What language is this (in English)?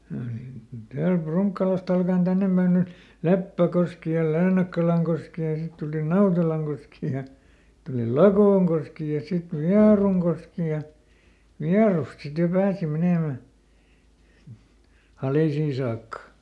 Finnish